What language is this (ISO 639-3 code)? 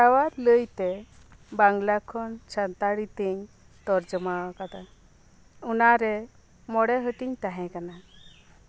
sat